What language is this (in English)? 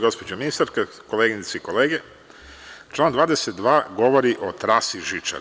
Serbian